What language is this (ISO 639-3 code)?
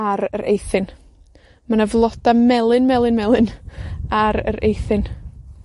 cym